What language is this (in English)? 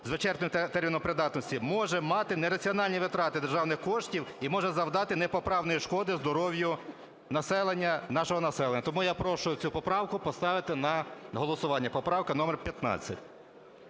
Ukrainian